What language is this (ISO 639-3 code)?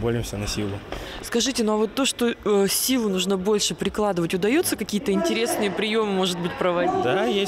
rus